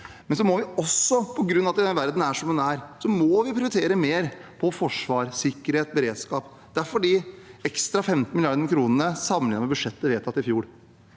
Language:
Norwegian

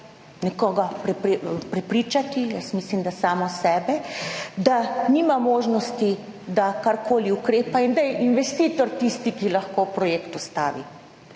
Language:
Slovenian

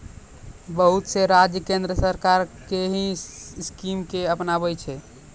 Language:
Maithili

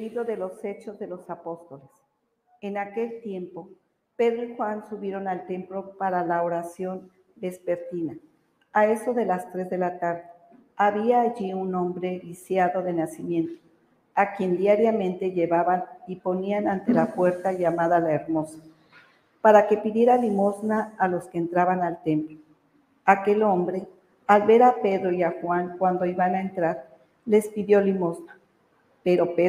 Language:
Spanish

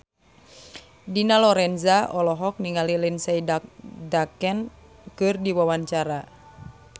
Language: Sundanese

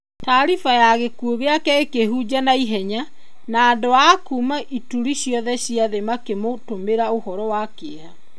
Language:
Kikuyu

